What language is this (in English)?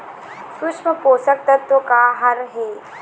Chhattisgarhi